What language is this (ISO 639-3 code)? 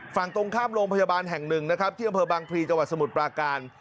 tha